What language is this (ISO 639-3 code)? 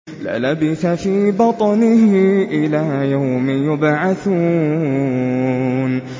ara